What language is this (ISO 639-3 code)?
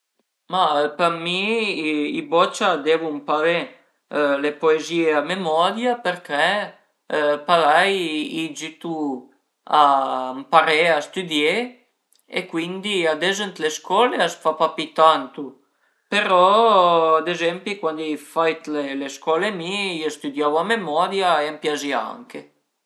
pms